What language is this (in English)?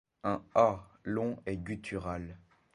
French